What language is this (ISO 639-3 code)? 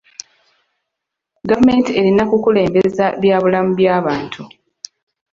lug